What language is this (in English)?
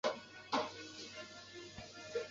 Chinese